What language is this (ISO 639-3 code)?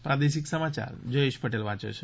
guj